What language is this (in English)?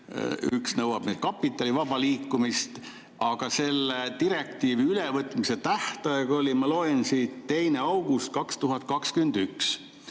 Estonian